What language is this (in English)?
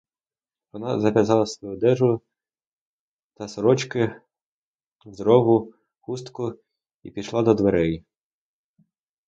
Ukrainian